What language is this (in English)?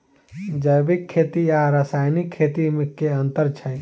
Maithili